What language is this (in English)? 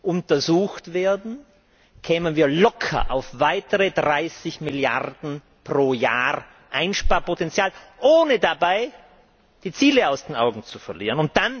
German